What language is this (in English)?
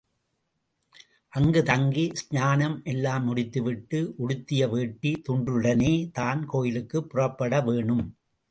Tamil